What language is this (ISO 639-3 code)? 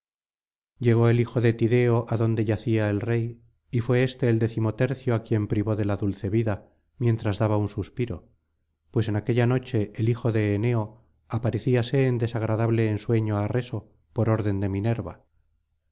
spa